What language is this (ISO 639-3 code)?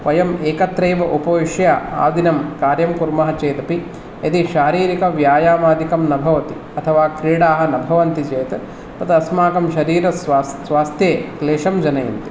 san